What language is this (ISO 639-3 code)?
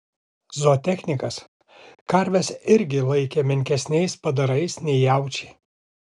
lit